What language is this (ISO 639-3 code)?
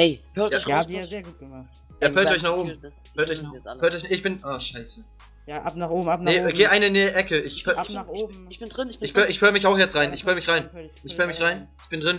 deu